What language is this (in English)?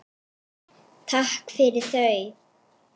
Icelandic